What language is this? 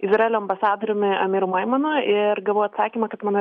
Lithuanian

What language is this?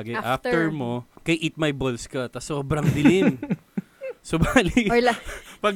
Filipino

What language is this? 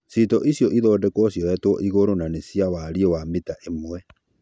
Kikuyu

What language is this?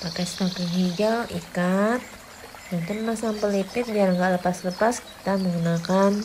Indonesian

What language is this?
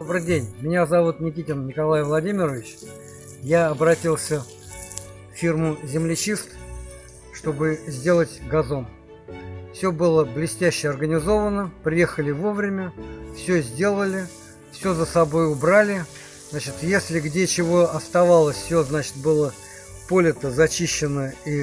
Russian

